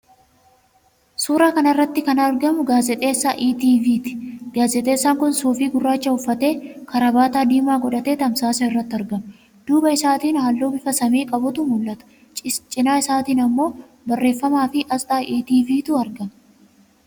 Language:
Oromo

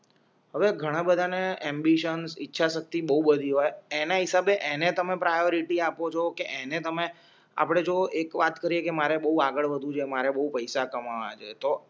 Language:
Gujarati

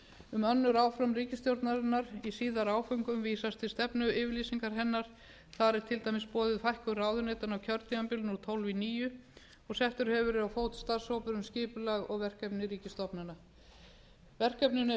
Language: Icelandic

